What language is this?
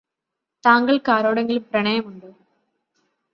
Malayalam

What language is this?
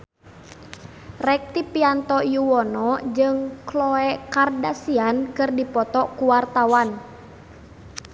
Sundanese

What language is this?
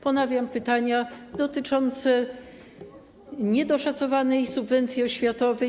Polish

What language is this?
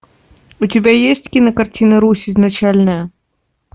Russian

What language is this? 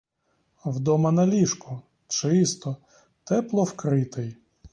Ukrainian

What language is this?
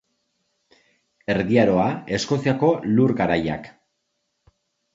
Basque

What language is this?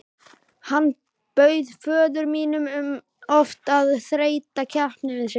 Icelandic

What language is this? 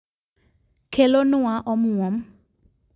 Luo (Kenya and Tanzania)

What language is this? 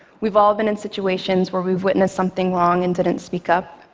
English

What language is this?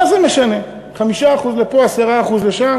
Hebrew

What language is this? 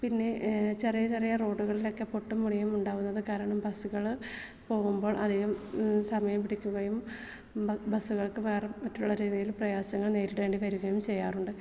Malayalam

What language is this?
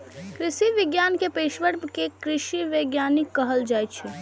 Maithili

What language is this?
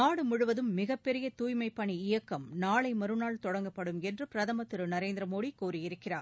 Tamil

